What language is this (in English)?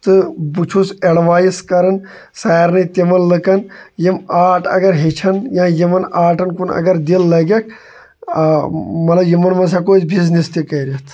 Kashmiri